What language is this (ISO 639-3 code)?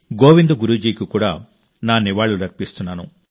tel